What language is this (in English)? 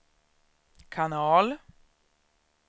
Swedish